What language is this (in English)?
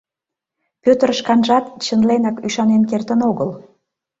Mari